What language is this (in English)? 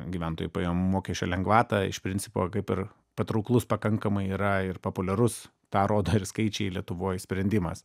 Lithuanian